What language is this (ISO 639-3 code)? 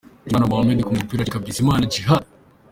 kin